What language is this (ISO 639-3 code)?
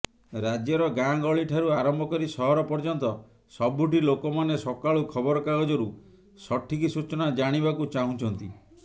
ori